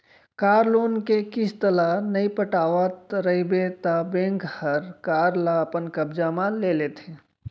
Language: Chhattisgarhi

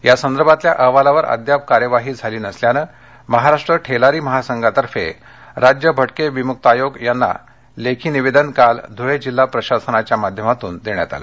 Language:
Marathi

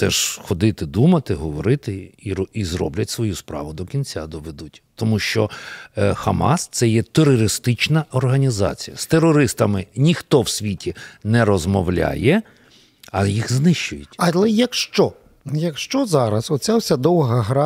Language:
Ukrainian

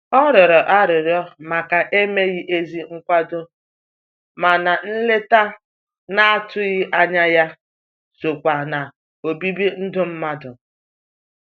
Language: Igbo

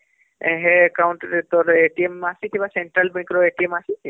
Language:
Odia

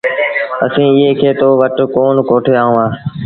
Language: Sindhi Bhil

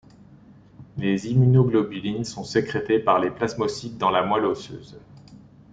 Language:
French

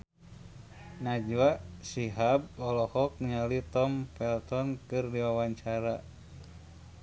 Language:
Sundanese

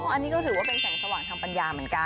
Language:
Thai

